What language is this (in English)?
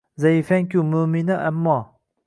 Uzbek